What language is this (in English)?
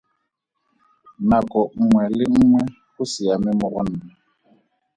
Tswana